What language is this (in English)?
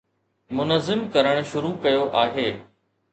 Sindhi